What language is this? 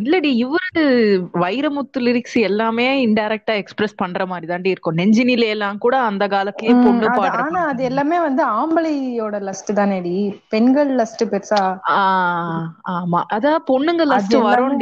Tamil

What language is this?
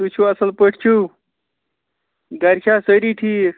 Kashmiri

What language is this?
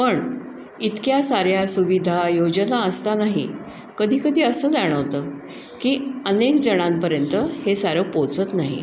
Marathi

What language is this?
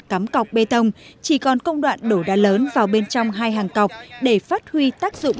Vietnamese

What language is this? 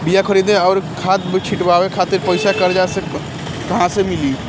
Bhojpuri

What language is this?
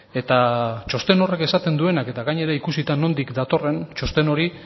Basque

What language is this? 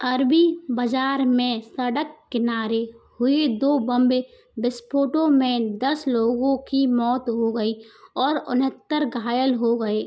Hindi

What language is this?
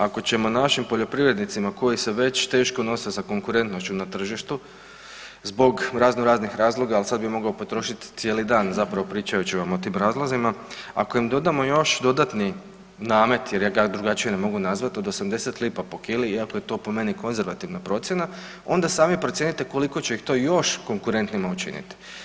Croatian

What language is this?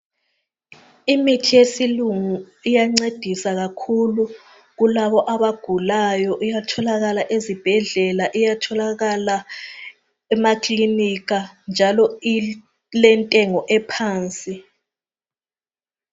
North Ndebele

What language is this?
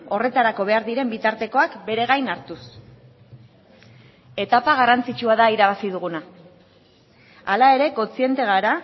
Basque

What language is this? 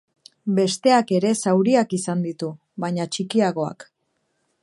Basque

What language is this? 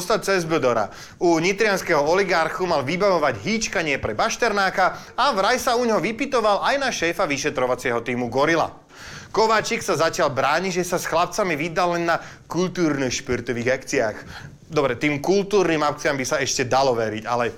Slovak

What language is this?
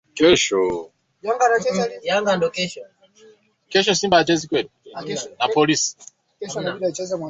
Swahili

